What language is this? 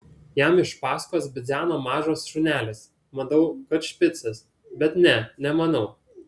Lithuanian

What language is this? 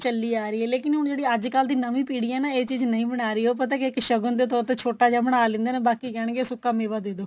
Punjabi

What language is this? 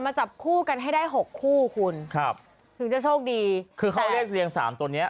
Thai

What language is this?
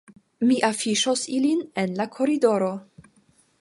Esperanto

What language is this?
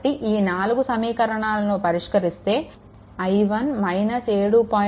Telugu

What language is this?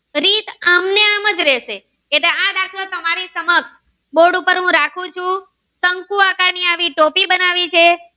Gujarati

